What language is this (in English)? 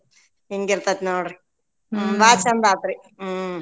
Kannada